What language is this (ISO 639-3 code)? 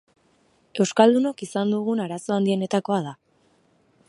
eus